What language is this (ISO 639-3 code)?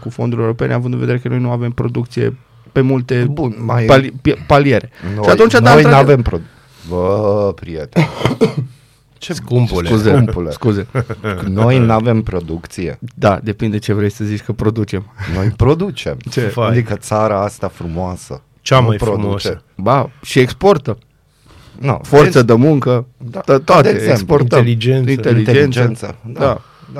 ron